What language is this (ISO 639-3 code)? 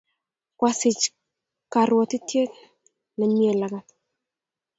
kln